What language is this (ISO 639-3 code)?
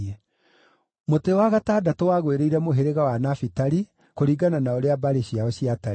kik